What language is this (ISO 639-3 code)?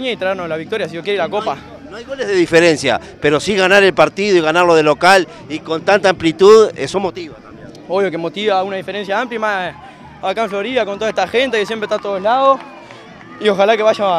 spa